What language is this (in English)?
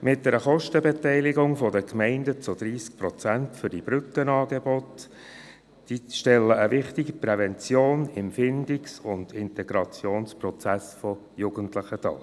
Swiss German